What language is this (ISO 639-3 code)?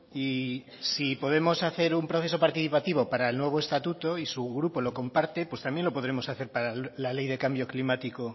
spa